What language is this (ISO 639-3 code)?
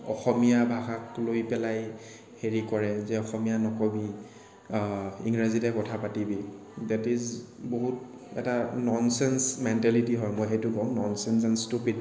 asm